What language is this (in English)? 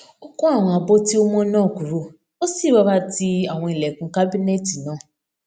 Yoruba